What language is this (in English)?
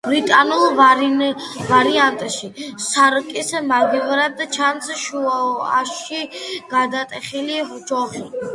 Georgian